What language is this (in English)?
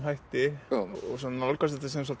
Icelandic